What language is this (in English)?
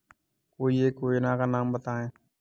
Hindi